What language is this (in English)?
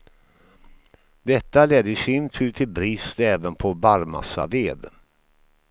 Swedish